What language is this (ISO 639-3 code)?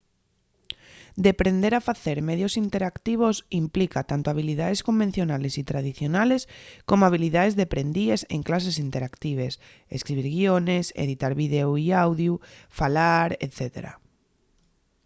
ast